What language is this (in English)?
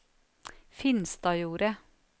Norwegian